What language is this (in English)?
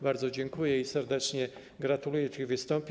Polish